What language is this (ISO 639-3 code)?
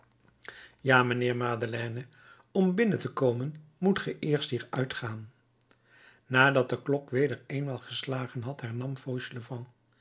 nld